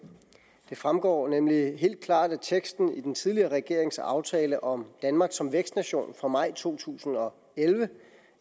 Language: Danish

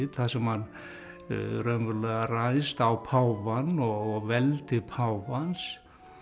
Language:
Icelandic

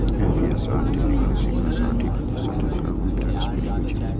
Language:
Maithili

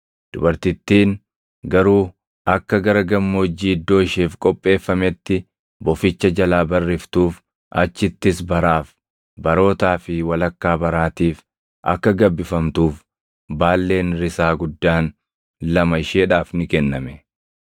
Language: Oromo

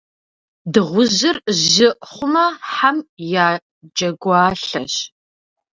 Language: Kabardian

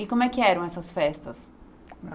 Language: Portuguese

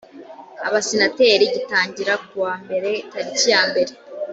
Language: Kinyarwanda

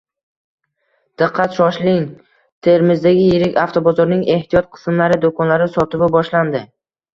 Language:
Uzbek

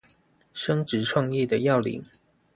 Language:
Chinese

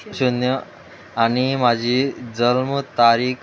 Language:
Konkani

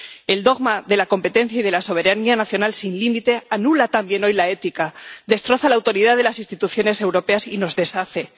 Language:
Spanish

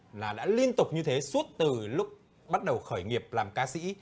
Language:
Vietnamese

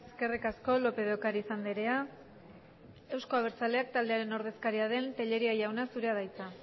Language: Basque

